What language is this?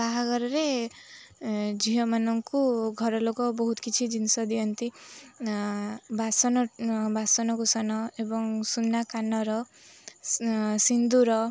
Odia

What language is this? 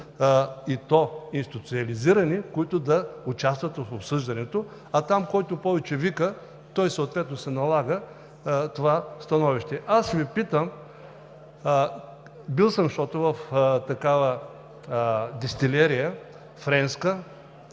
Bulgarian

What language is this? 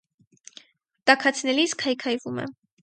Armenian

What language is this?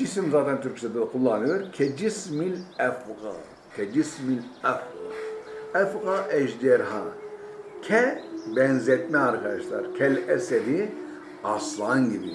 Turkish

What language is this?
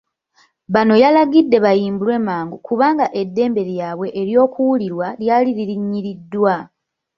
Ganda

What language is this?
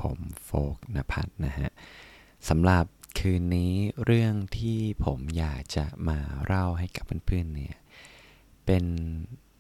Thai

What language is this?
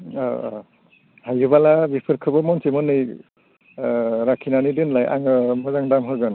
Bodo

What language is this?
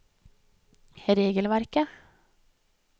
Norwegian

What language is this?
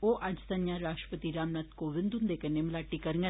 Dogri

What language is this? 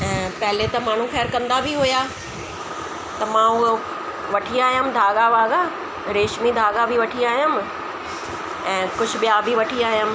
Sindhi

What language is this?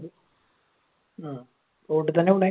Malayalam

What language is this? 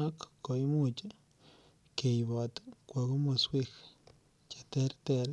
Kalenjin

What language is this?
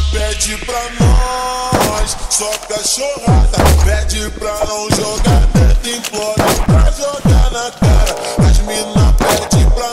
Portuguese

